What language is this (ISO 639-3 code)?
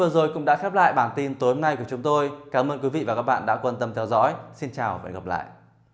vie